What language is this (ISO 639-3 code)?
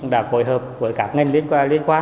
vie